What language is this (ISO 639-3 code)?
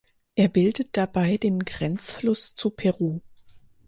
deu